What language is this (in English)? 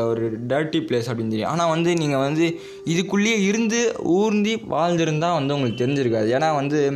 Tamil